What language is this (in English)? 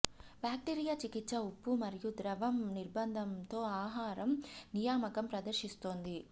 Telugu